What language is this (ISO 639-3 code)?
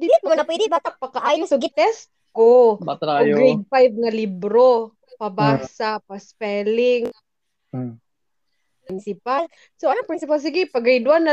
fil